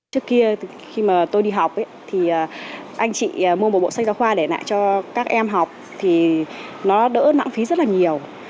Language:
Vietnamese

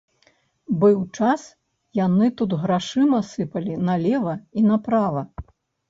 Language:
Belarusian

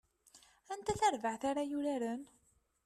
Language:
Kabyle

